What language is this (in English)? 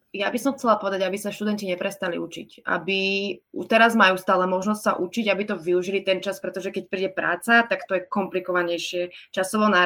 Slovak